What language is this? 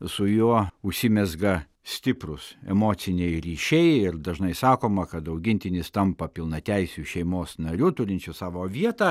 Lithuanian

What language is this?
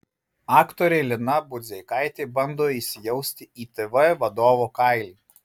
Lithuanian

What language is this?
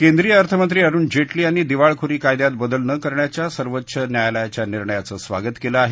Marathi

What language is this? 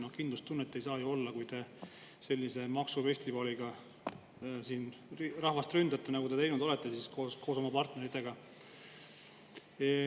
Estonian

